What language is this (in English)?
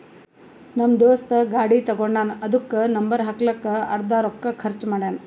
Kannada